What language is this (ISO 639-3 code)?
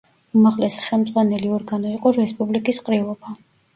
kat